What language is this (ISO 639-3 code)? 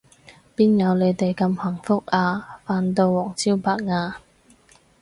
yue